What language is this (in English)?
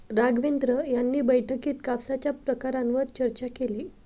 Marathi